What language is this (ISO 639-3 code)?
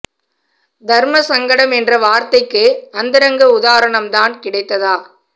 tam